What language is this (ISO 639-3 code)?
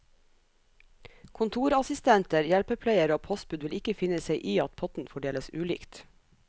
nor